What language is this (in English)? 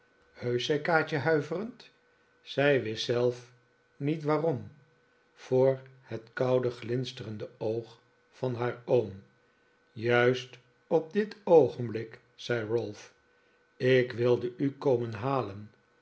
Dutch